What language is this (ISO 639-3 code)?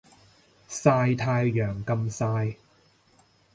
yue